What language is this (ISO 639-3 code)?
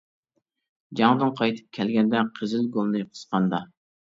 uig